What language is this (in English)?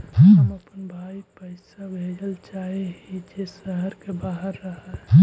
Magahi